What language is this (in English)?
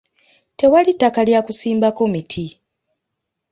Ganda